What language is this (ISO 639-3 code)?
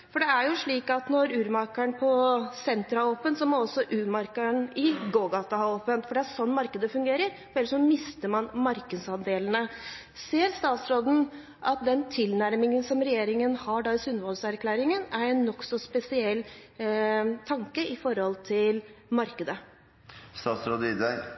nob